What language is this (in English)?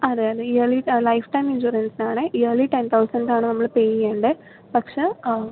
Malayalam